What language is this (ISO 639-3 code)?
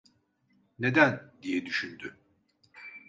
tur